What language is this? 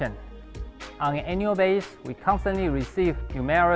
Indonesian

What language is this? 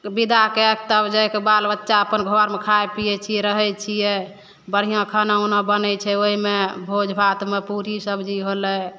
Maithili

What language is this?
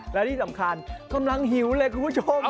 Thai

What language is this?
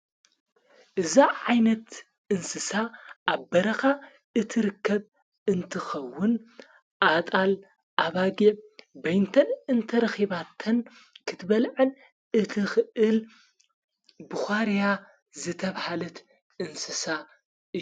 Tigrinya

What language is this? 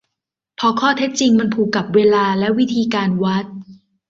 Thai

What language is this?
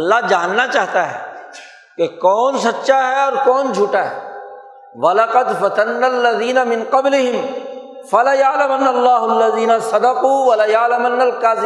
Urdu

